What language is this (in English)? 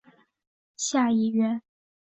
Chinese